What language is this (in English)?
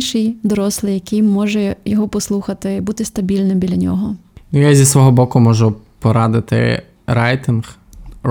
Ukrainian